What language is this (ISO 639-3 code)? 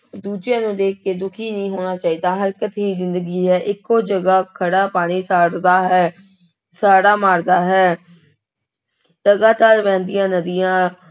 pan